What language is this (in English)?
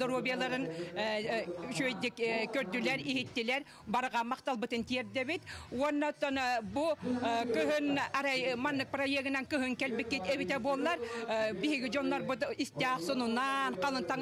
Turkish